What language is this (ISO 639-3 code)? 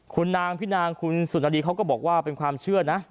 tha